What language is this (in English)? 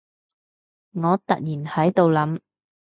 Cantonese